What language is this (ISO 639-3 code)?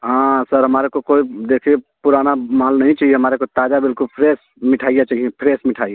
hin